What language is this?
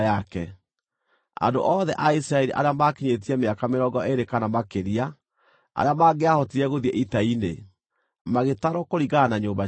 Kikuyu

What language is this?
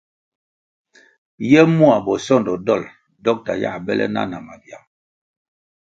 Kwasio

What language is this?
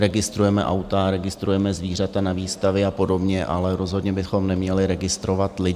Czech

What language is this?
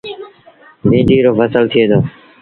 Sindhi Bhil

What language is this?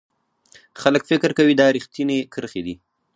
Pashto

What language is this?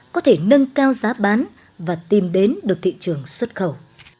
Vietnamese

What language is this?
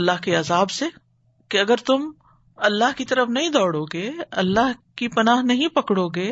Urdu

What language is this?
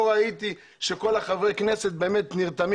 Hebrew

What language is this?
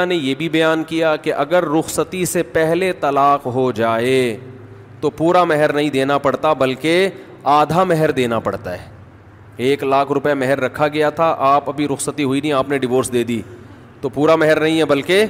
Urdu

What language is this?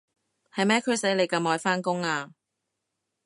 Cantonese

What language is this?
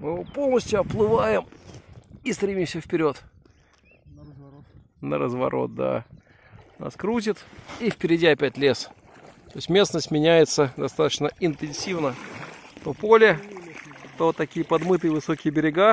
Russian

